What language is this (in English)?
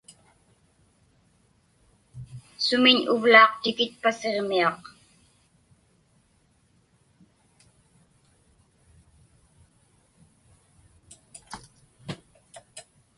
Inupiaq